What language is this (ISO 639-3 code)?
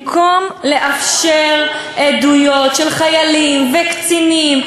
heb